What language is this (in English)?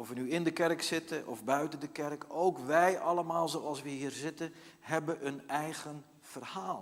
Dutch